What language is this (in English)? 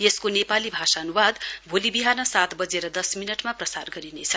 Nepali